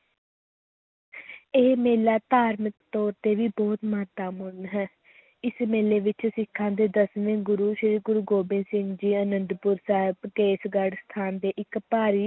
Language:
Punjabi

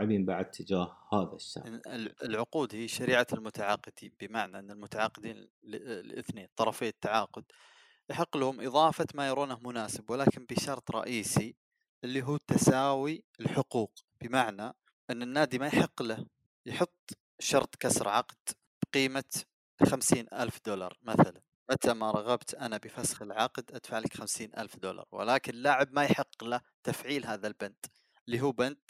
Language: Arabic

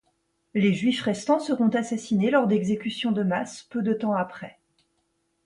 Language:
French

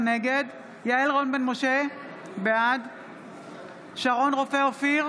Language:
Hebrew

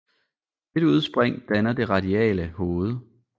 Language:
Danish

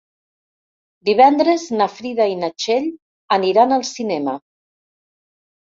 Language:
Catalan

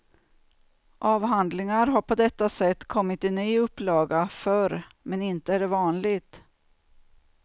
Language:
Swedish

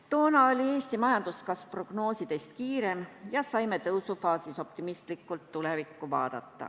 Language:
Estonian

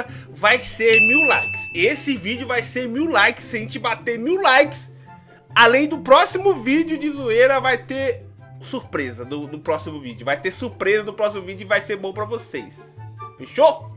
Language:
Portuguese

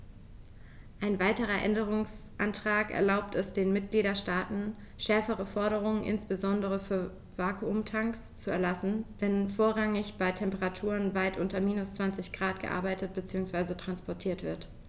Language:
German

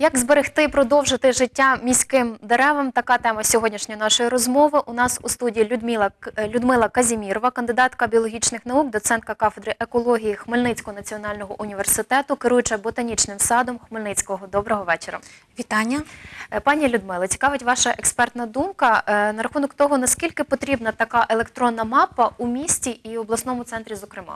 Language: Ukrainian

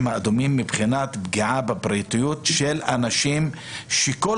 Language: Hebrew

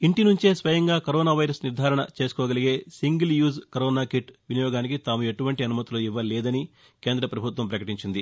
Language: Telugu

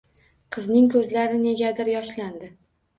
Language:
Uzbek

